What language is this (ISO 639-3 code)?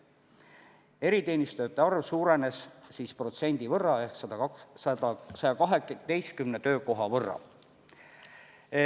est